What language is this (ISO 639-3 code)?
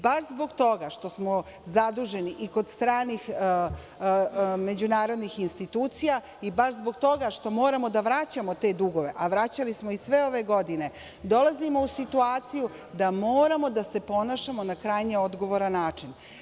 srp